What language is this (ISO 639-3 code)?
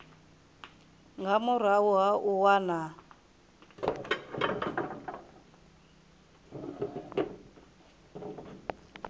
ven